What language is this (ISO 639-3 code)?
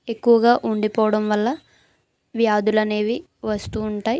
tel